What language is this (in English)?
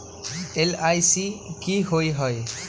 Magahi